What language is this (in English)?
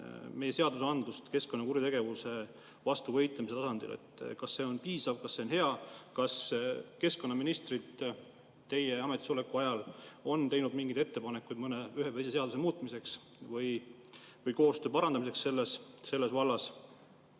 Estonian